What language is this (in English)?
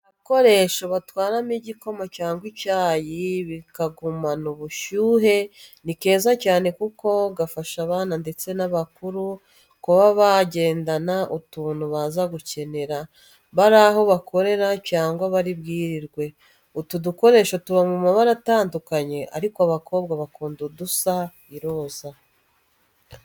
Kinyarwanda